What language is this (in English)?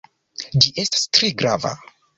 Esperanto